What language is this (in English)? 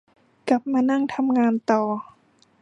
Thai